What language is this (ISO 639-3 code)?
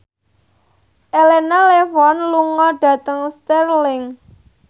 jav